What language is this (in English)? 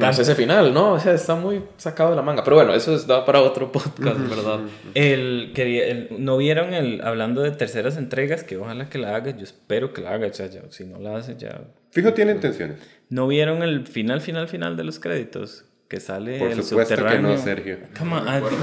Spanish